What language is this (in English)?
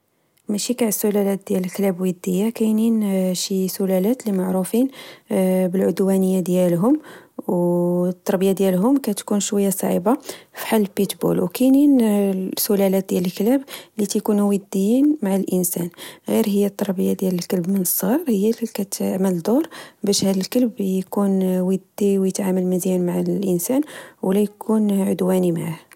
Moroccan Arabic